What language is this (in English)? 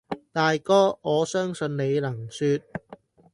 Cantonese